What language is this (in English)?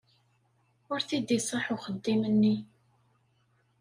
Kabyle